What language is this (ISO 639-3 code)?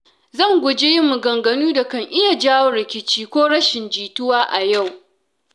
hau